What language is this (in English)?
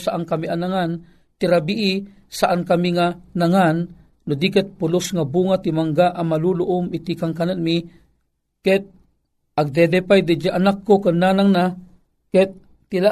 Filipino